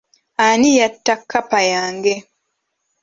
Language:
Ganda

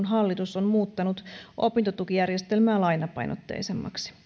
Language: Finnish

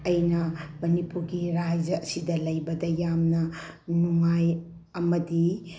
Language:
Manipuri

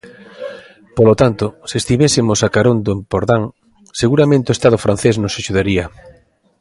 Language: Galician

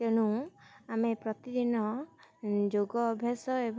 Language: Odia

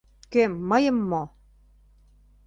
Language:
Mari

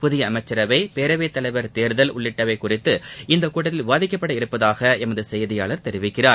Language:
Tamil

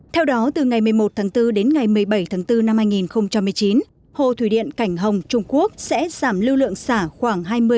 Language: Vietnamese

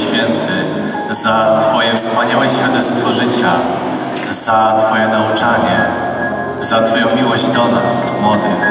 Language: Polish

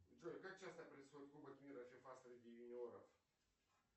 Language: Russian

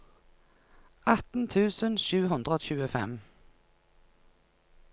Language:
Norwegian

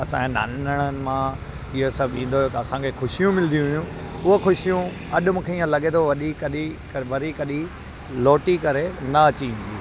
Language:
Sindhi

